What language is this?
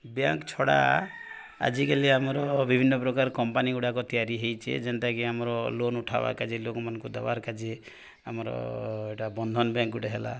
Odia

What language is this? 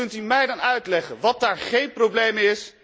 Dutch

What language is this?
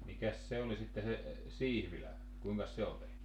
Finnish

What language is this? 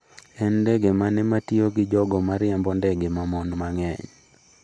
Luo (Kenya and Tanzania)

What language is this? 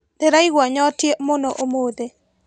Kikuyu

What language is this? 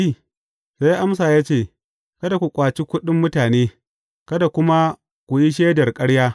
Hausa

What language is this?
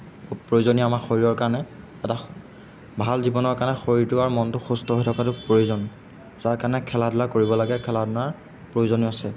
Assamese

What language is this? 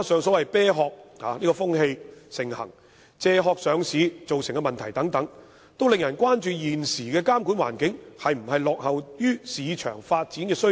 Cantonese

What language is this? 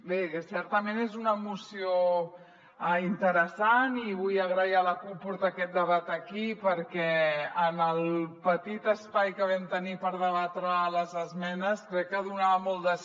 Catalan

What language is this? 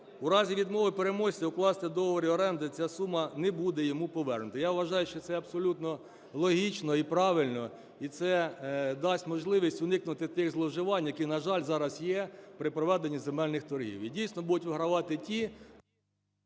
Ukrainian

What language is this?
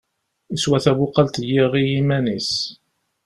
Kabyle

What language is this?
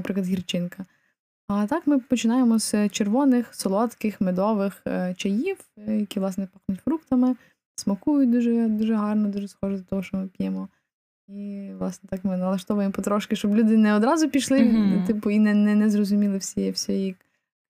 Ukrainian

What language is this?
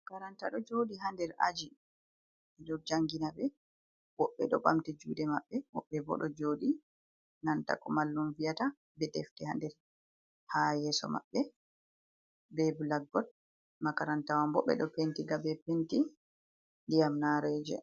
Fula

